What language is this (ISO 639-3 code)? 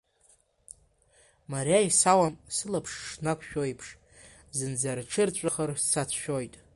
abk